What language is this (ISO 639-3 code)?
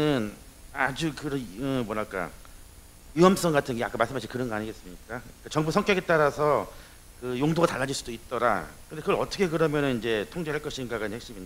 kor